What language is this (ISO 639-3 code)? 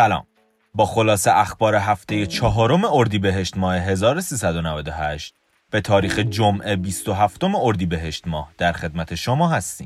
fas